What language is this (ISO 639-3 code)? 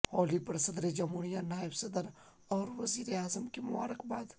urd